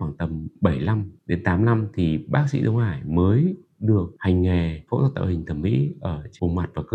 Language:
Vietnamese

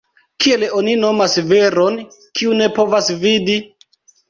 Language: Esperanto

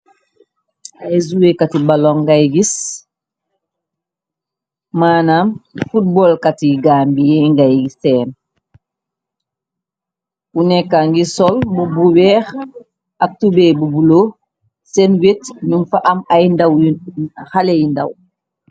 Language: Wolof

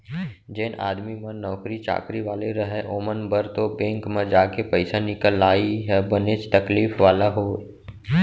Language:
Chhattisgarhi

